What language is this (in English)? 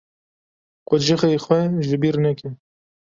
Kurdish